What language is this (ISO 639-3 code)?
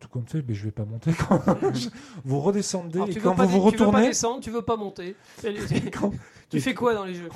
fra